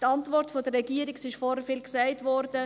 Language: Swiss German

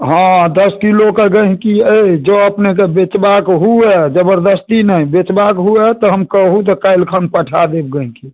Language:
Maithili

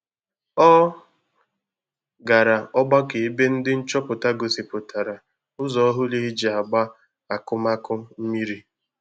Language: Igbo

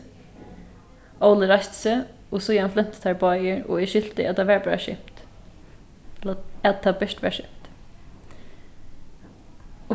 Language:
Faroese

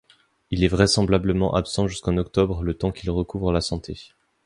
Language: French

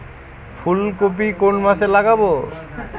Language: Bangla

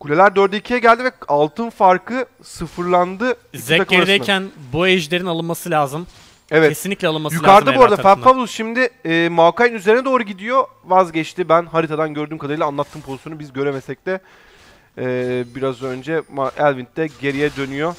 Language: Turkish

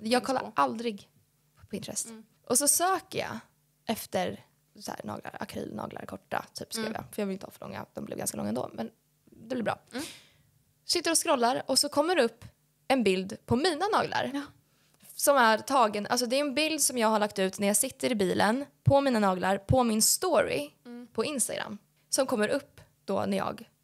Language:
Swedish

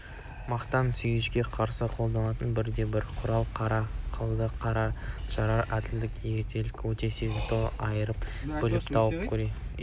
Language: Kazakh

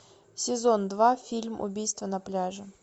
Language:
Russian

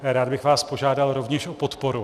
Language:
Czech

